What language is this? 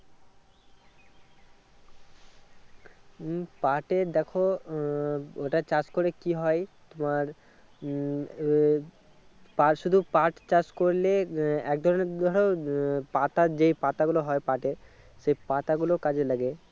Bangla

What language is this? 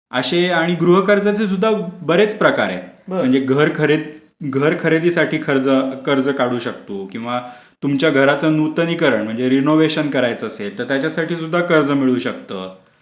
Marathi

